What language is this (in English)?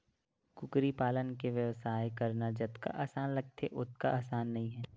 Chhattisgarhi